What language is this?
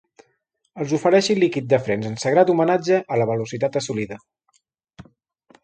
Catalan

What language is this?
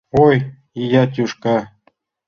Mari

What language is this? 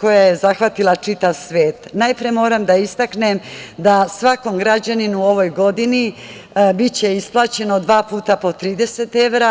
Serbian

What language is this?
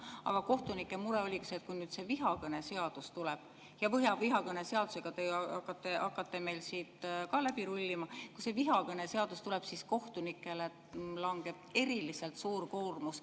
Estonian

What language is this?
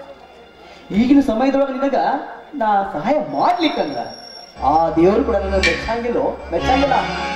Arabic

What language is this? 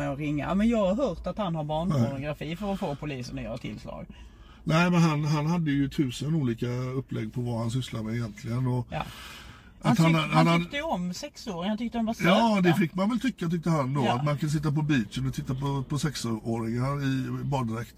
Swedish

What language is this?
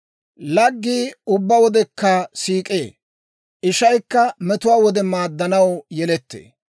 Dawro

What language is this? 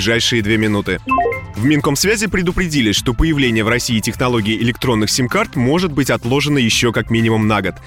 Russian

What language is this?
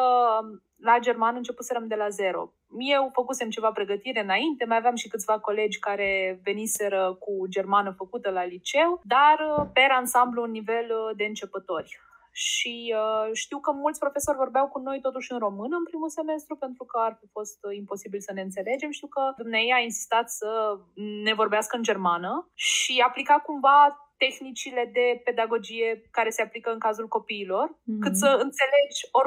Romanian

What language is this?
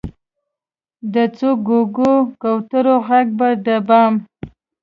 Pashto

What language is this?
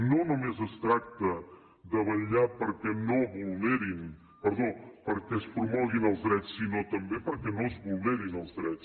Catalan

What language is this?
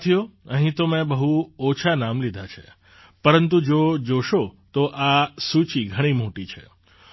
Gujarati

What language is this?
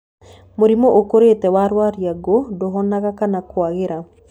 Kikuyu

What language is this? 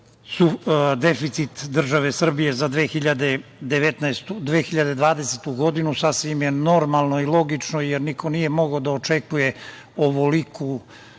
Serbian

